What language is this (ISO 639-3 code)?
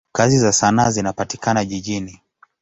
swa